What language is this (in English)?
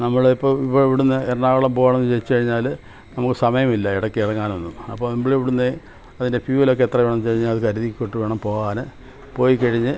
Malayalam